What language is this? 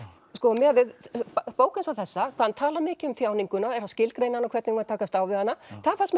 Icelandic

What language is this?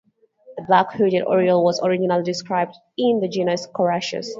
English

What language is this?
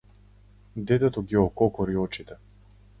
Macedonian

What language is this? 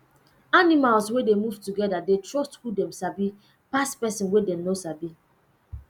Nigerian Pidgin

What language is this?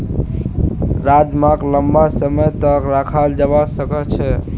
Magahi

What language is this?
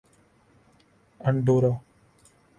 Urdu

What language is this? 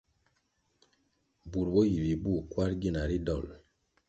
Kwasio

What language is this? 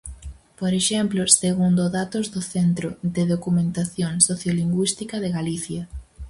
Galician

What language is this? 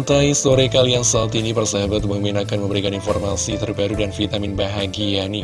Indonesian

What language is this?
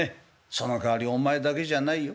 Japanese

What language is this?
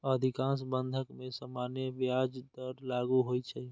Maithili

